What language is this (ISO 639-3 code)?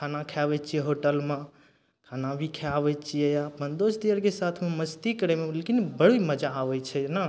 mai